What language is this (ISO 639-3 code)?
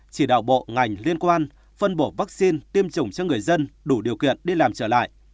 vie